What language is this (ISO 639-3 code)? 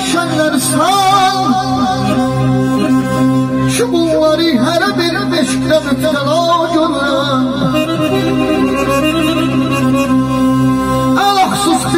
tur